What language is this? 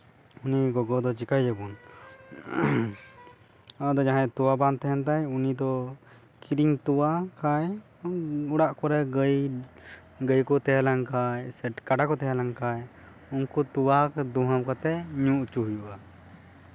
Santali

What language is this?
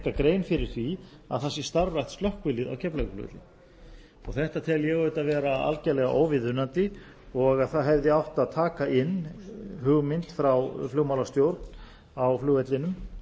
Icelandic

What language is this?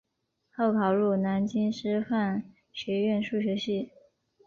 Chinese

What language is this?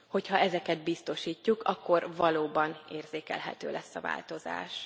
Hungarian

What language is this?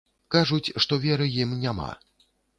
Belarusian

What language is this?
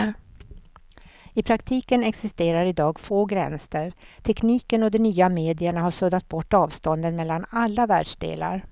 Swedish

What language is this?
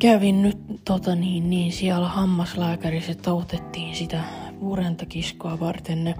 Finnish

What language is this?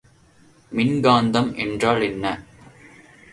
Tamil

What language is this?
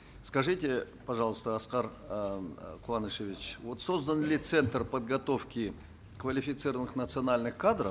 Kazakh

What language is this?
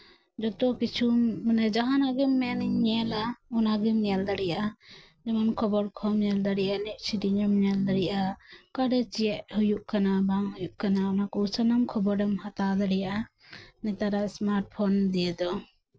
Santali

